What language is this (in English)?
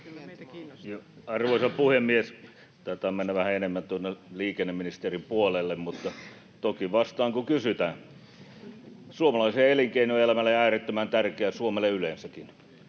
Finnish